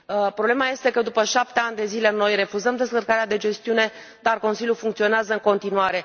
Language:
Romanian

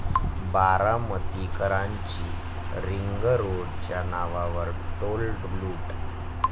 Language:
Marathi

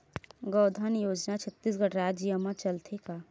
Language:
Chhattisgarhi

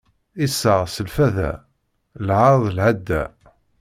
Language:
Kabyle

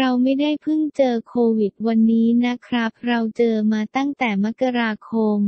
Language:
Thai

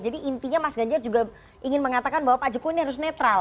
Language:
Indonesian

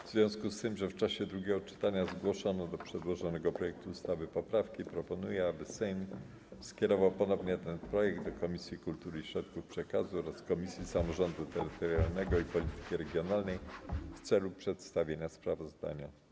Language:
Polish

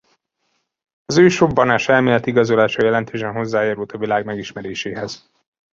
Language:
Hungarian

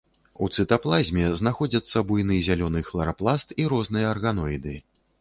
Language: Belarusian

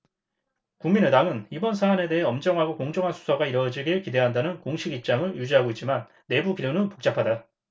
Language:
Korean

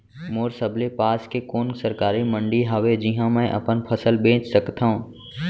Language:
Chhattisgarhi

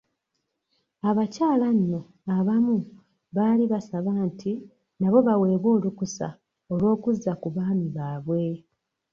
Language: Ganda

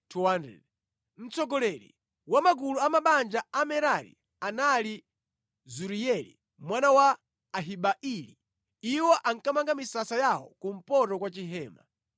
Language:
Nyanja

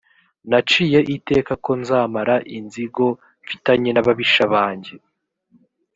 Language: Kinyarwanda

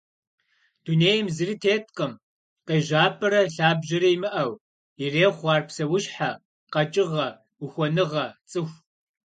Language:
Kabardian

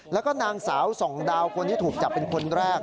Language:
Thai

